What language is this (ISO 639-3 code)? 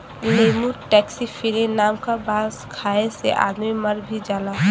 bho